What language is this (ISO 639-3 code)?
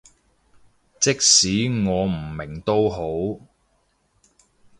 yue